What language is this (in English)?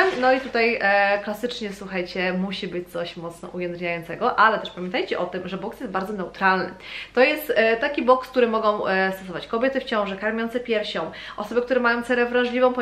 Polish